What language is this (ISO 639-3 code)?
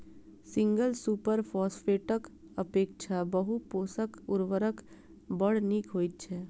mai